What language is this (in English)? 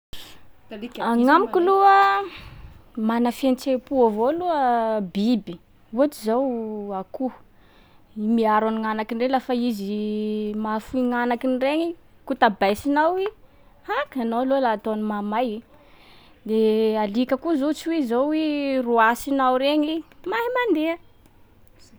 Sakalava Malagasy